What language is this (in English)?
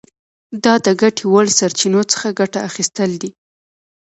Pashto